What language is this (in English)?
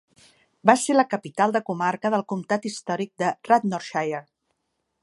Catalan